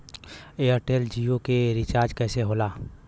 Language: Bhojpuri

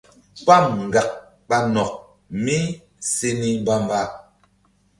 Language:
Mbum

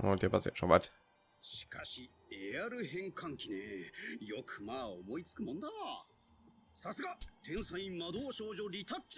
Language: German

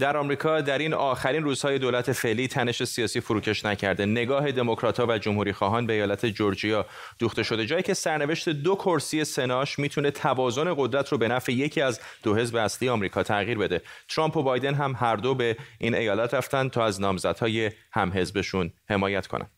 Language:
Persian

